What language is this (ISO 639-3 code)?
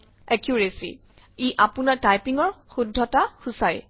asm